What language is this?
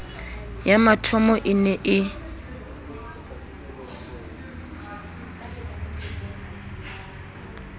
Southern Sotho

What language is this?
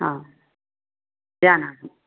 Sanskrit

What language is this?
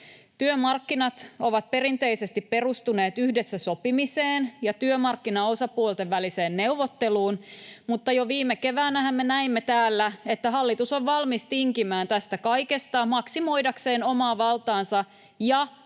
Finnish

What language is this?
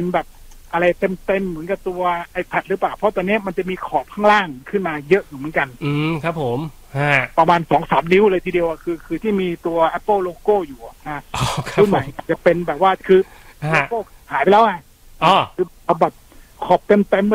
Thai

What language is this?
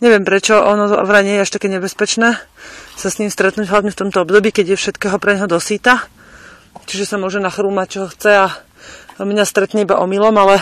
Slovak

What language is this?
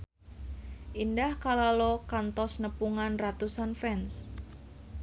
Sundanese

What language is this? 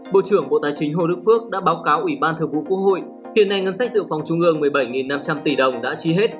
Vietnamese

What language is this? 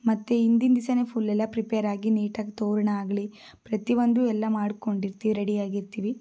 Kannada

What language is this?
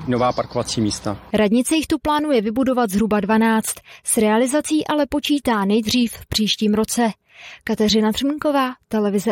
Czech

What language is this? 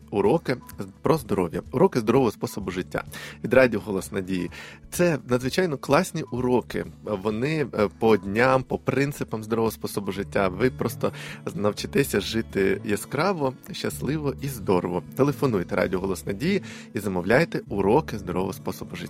Ukrainian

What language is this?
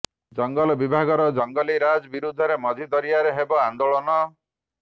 Odia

